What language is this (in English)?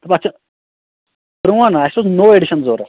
Kashmiri